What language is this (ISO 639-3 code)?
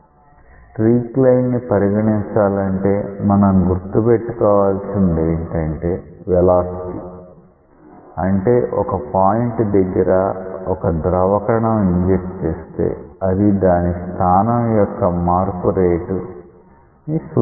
tel